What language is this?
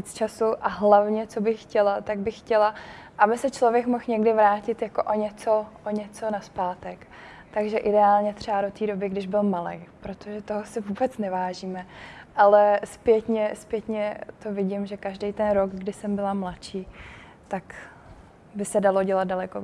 Czech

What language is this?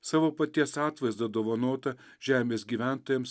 Lithuanian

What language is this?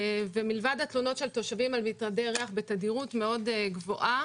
Hebrew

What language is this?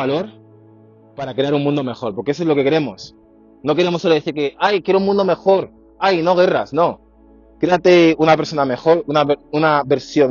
Spanish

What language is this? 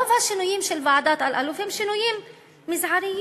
Hebrew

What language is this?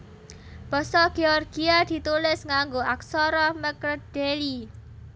Javanese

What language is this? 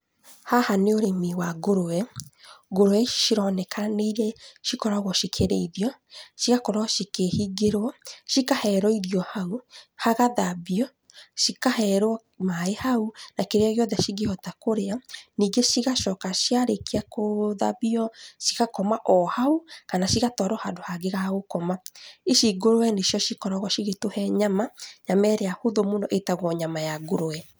Kikuyu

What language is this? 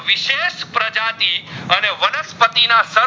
Gujarati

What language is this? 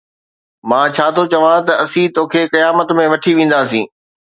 Sindhi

